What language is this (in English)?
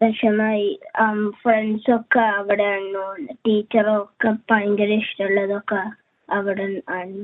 Malayalam